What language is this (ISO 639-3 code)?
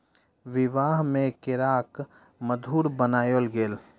mai